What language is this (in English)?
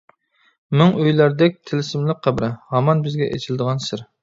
Uyghur